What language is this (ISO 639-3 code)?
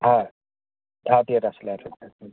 asm